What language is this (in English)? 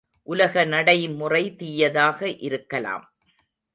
Tamil